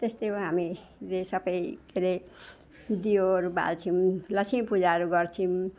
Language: Nepali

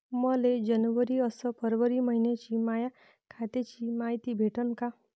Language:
Marathi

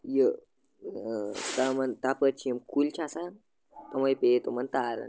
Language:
Kashmiri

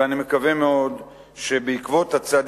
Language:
Hebrew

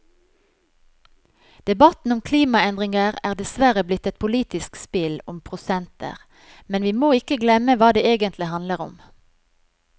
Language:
Norwegian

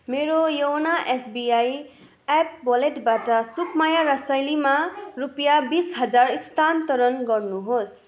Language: Nepali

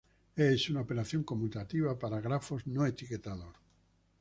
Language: Spanish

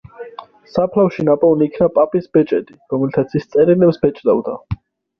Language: Georgian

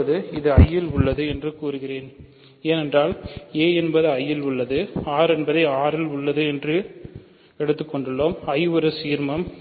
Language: Tamil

